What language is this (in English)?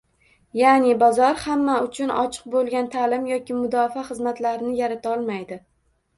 Uzbek